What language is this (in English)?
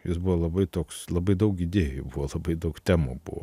Lithuanian